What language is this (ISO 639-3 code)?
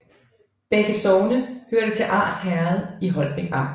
dan